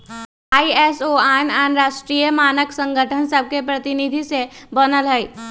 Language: Magahi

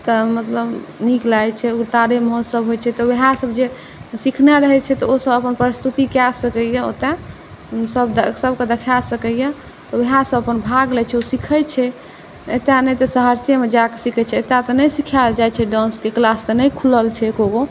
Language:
Maithili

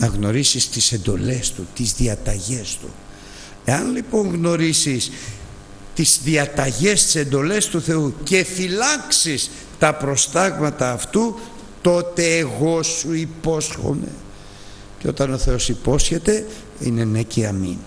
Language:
Greek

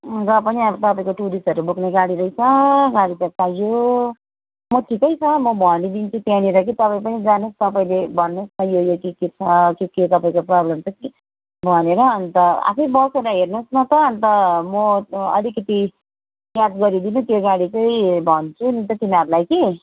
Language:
Nepali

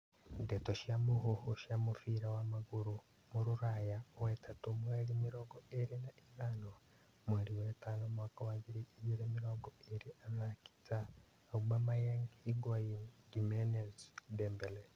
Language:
Kikuyu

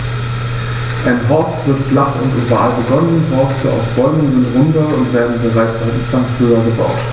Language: German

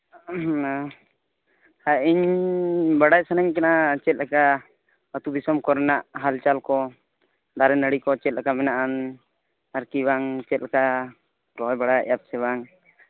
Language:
Santali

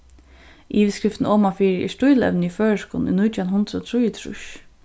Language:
Faroese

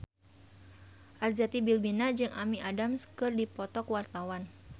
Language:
Sundanese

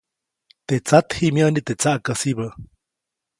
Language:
Copainalá Zoque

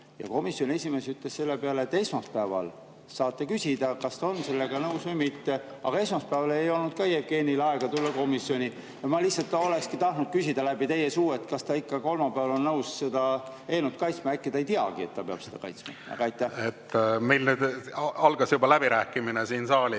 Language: Estonian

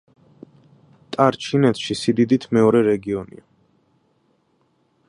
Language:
Georgian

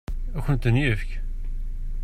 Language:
Kabyle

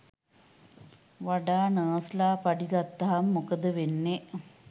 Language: Sinhala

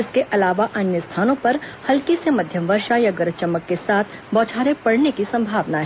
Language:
Hindi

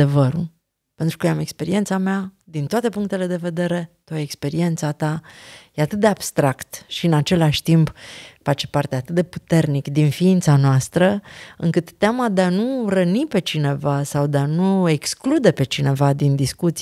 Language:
Romanian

